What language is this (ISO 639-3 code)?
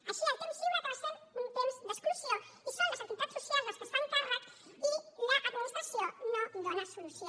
cat